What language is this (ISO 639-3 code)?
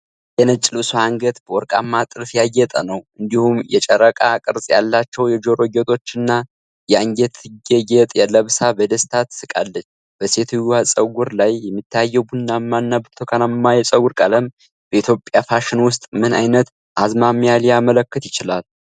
amh